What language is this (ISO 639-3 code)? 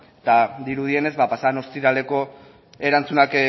eus